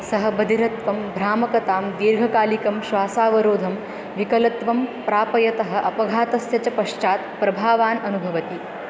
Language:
Sanskrit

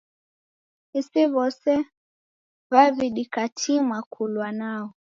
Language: Taita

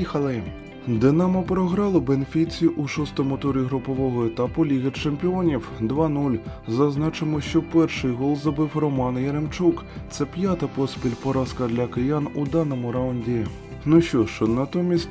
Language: Ukrainian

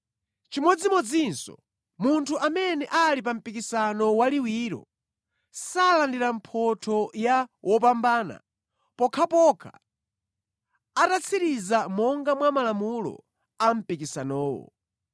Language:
Nyanja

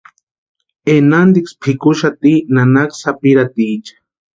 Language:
Western Highland Purepecha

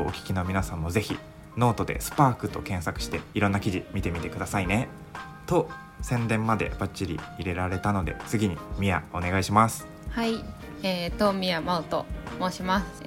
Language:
Japanese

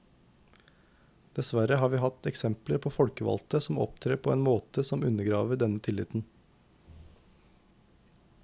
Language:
Norwegian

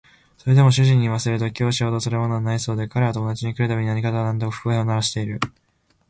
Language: Japanese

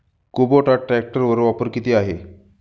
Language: Marathi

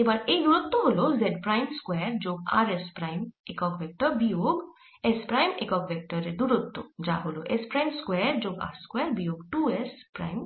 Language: Bangla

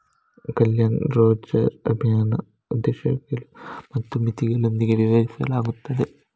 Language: Kannada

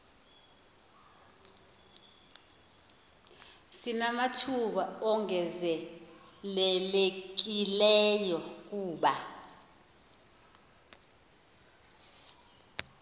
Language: Xhosa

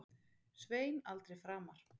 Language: Icelandic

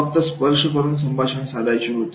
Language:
Marathi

